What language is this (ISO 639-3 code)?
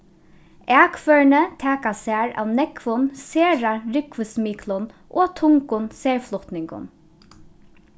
fao